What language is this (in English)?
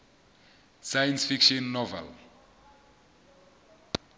Southern Sotho